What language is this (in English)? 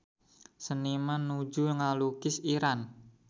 Sundanese